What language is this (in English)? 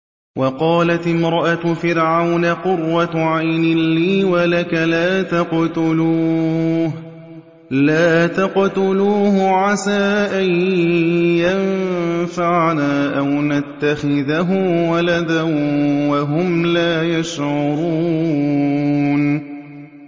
Arabic